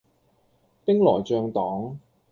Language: Cantonese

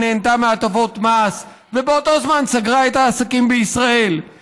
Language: Hebrew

